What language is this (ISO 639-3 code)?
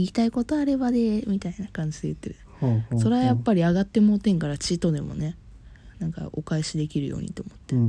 jpn